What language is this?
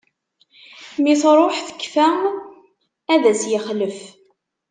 Kabyle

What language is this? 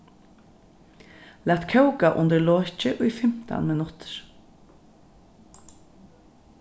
Faroese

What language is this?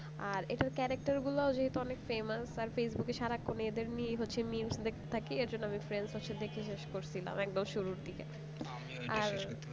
Bangla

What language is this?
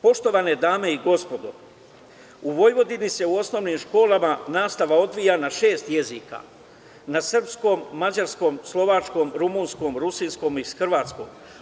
Serbian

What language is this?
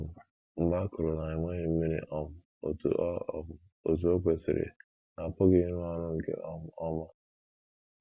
Igbo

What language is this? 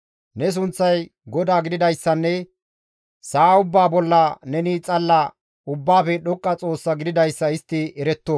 Gamo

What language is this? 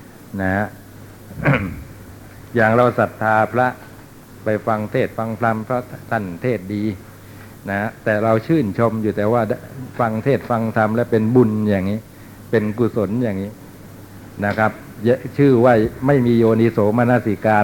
Thai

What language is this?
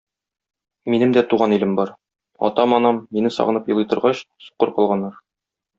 Tatar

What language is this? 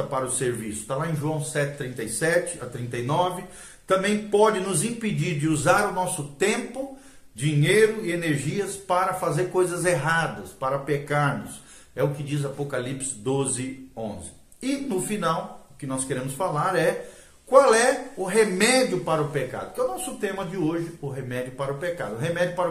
Portuguese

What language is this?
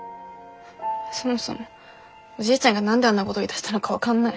Japanese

